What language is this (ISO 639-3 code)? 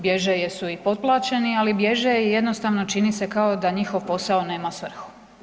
hrv